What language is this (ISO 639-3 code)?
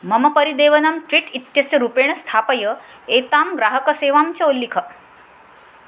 san